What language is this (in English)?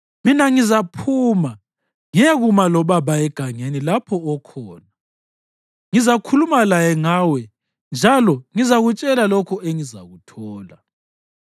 North Ndebele